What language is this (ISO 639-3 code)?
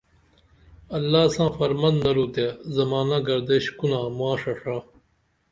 dml